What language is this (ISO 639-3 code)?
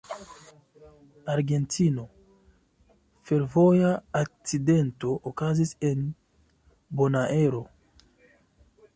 epo